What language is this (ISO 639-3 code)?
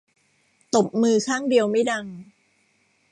tha